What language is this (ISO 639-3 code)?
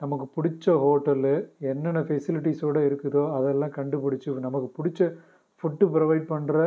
tam